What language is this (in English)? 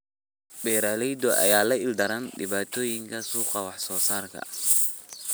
Somali